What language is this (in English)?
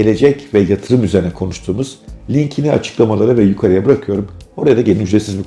Turkish